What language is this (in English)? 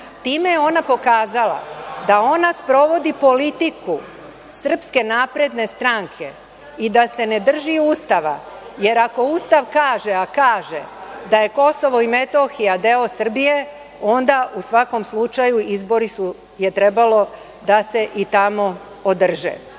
Serbian